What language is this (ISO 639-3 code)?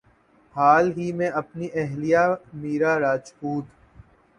urd